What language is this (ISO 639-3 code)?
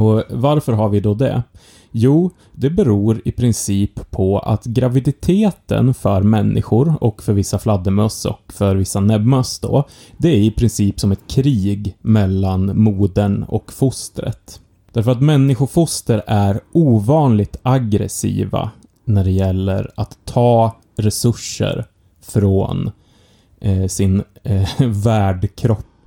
swe